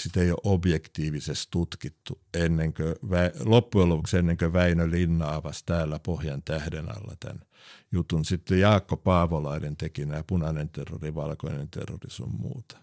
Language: Finnish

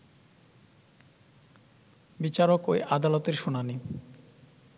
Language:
Bangla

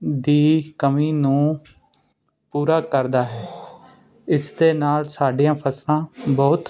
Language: Punjabi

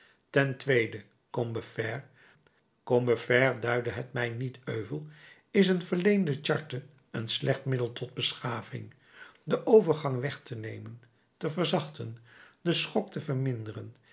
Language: Dutch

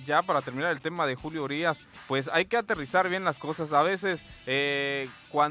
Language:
Spanish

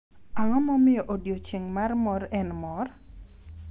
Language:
Luo (Kenya and Tanzania)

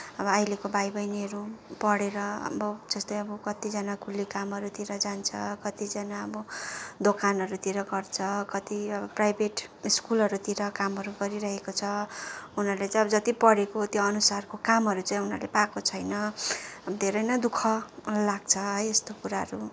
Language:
Nepali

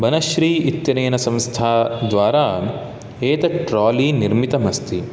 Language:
Sanskrit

